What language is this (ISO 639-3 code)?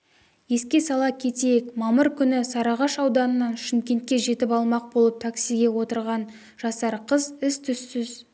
kaz